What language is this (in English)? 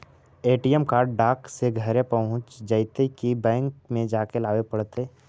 Magahi